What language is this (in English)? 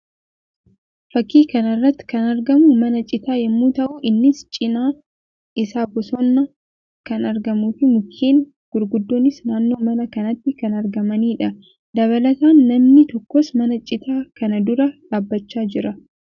Oromo